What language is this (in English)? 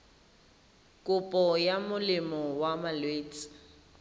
Tswana